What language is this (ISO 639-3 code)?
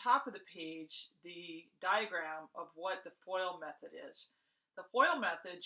eng